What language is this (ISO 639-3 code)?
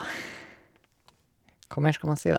nor